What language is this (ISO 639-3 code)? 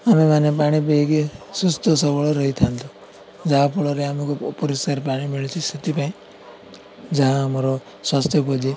ori